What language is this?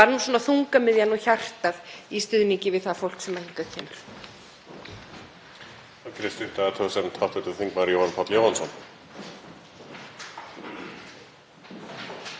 Icelandic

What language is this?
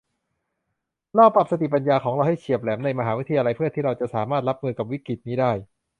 Thai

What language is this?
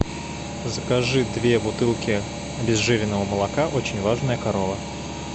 Russian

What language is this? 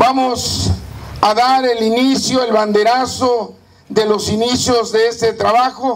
Spanish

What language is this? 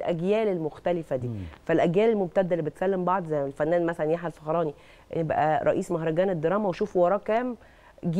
Arabic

